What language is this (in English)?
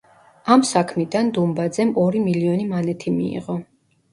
Georgian